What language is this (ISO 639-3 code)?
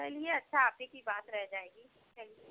hin